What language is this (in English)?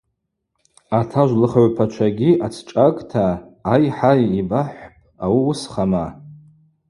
Abaza